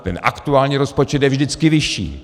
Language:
Czech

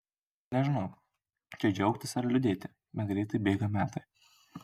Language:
Lithuanian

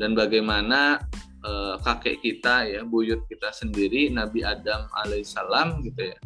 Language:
Indonesian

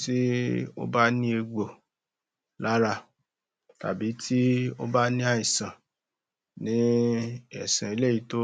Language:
Yoruba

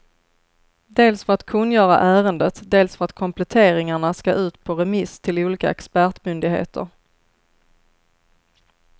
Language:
Swedish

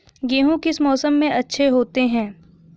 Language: Hindi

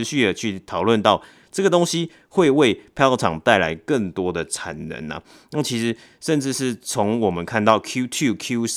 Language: Chinese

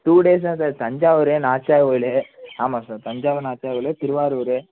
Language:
Tamil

